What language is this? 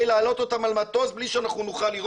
Hebrew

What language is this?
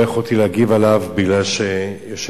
Hebrew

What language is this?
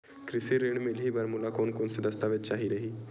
Chhattisgarhi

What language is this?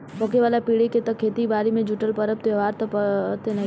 Bhojpuri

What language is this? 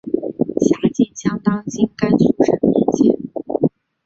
Chinese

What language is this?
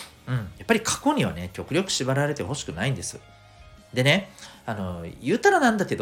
Japanese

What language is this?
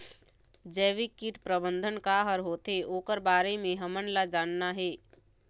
Chhattisgarhi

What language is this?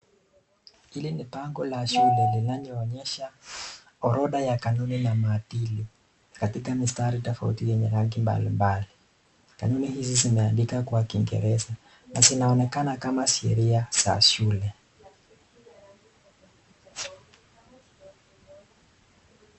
Swahili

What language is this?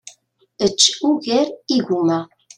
Kabyle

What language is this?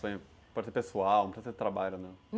Portuguese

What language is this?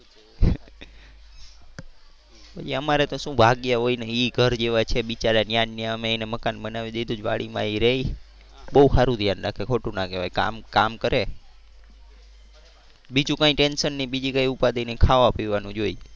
Gujarati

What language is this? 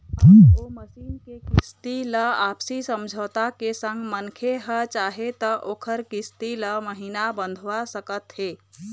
Chhattisgarhi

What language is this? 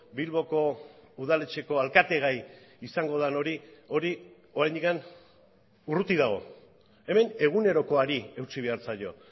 Basque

